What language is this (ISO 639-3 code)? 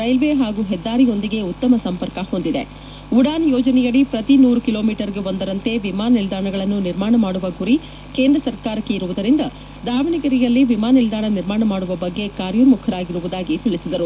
kan